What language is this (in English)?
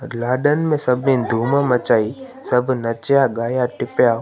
Sindhi